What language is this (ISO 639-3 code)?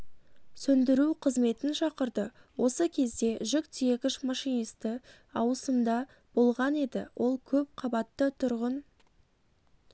kaz